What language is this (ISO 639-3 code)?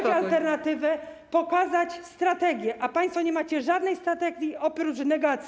pol